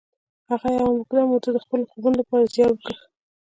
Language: Pashto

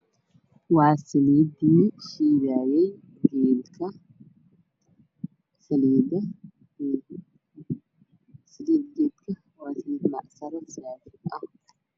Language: Somali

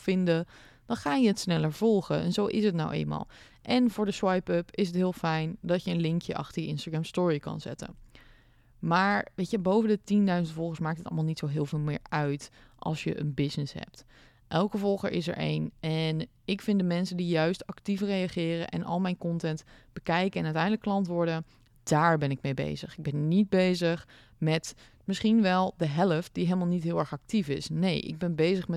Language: Dutch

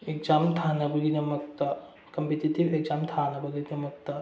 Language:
Manipuri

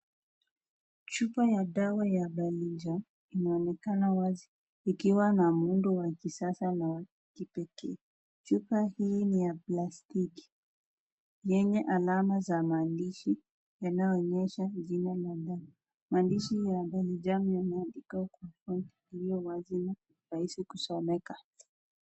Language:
Swahili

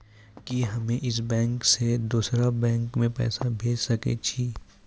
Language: Maithili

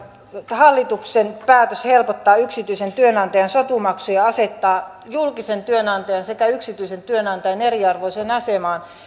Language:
Finnish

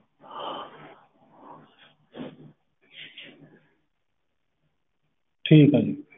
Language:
Punjabi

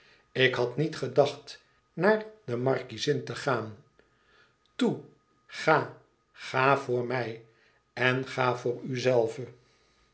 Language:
Dutch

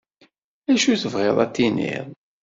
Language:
Kabyle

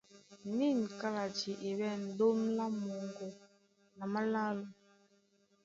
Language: Duala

